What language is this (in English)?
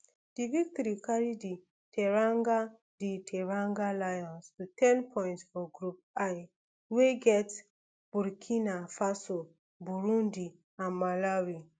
Nigerian Pidgin